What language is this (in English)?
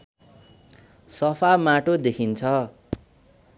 Nepali